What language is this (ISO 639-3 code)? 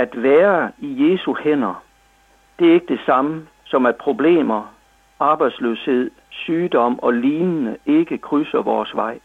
dan